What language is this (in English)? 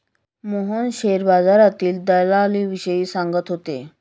Marathi